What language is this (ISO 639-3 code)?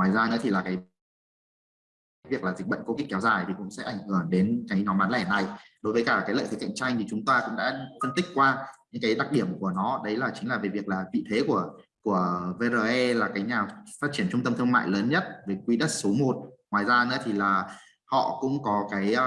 vie